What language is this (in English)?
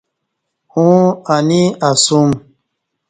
Kati